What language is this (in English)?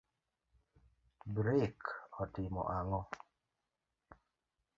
Luo (Kenya and Tanzania)